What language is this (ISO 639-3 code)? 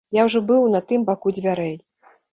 bel